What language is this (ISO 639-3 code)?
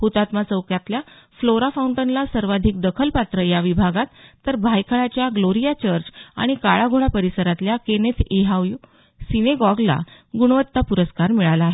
mar